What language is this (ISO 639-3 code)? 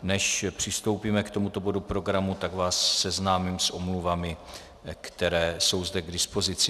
ces